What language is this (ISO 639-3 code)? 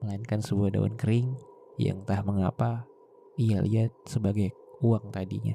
ind